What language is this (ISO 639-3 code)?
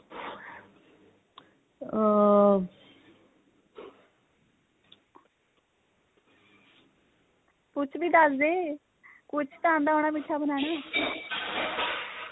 pan